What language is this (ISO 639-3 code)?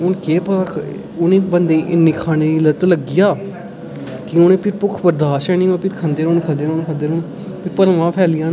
doi